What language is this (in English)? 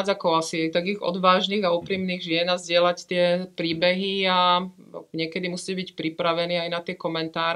Czech